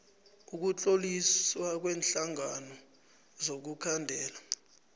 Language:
South Ndebele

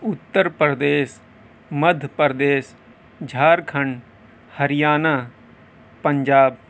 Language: Urdu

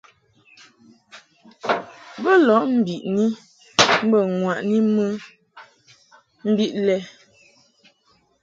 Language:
Mungaka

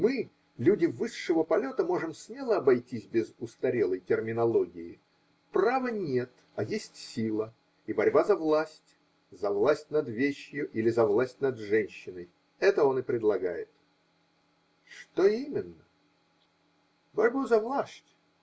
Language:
Russian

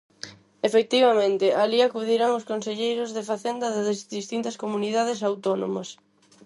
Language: Galician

